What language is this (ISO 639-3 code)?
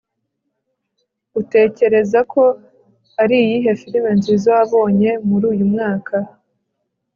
kin